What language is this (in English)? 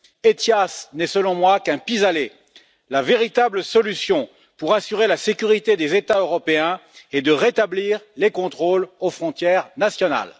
French